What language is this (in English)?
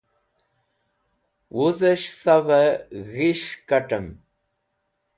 Wakhi